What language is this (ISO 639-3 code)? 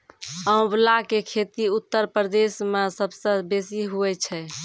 mai